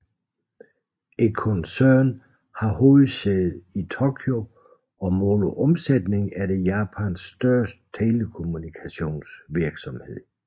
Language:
Danish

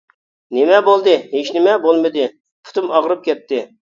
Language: Uyghur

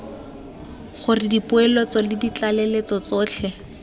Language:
Tswana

